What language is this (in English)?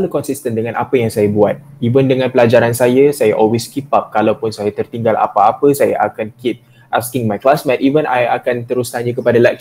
Malay